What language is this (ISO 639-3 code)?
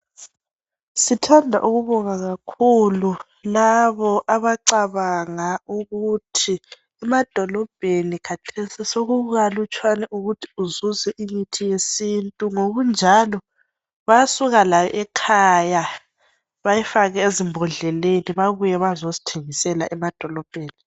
nde